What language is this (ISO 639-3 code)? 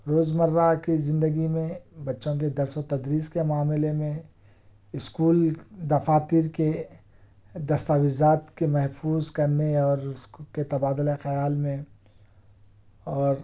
urd